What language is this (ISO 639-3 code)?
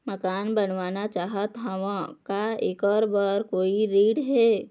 hne